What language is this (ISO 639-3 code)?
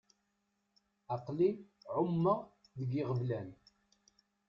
kab